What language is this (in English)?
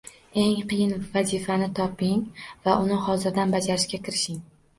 Uzbek